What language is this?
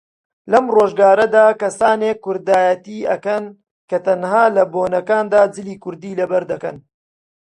Central Kurdish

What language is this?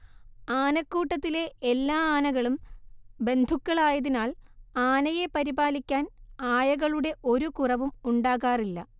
Malayalam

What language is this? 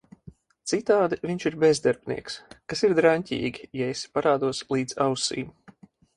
Latvian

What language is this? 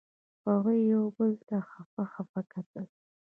Pashto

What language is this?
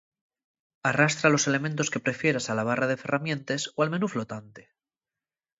Asturian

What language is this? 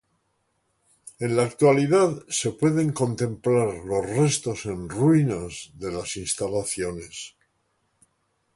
Spanish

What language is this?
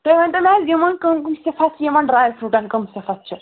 Kashmiri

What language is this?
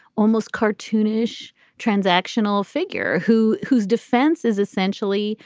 English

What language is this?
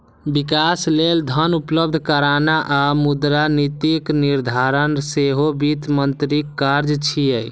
Maithili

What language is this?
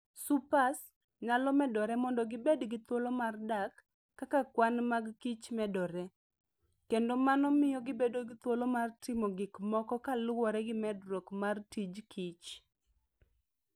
Luo (Kenya and Tanzania)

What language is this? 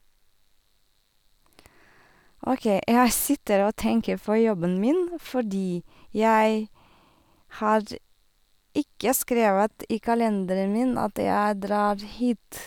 Norwegian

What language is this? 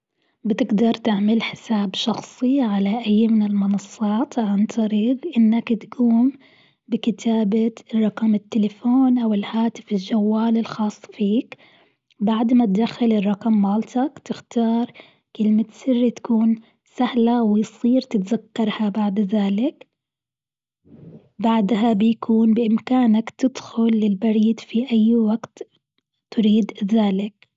Gulf Arabic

